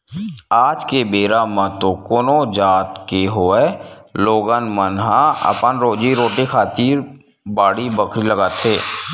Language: Chhattisgarhi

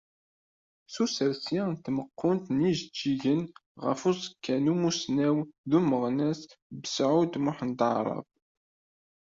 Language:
Kabyle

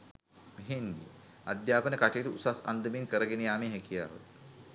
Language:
Sinhala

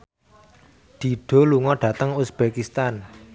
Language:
Javanese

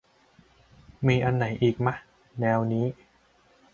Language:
Thai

